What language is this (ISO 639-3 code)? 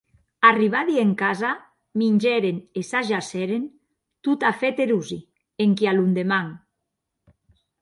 oci